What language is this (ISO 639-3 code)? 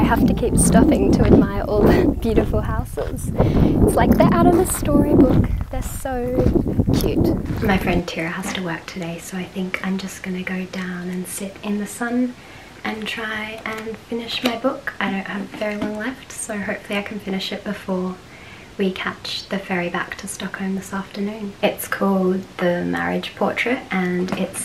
eng